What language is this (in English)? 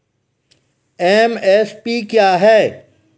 Maithili